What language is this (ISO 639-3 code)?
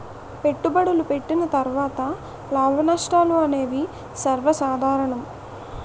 tel